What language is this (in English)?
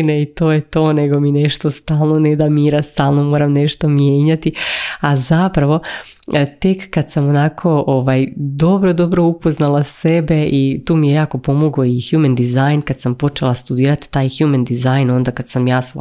Croatian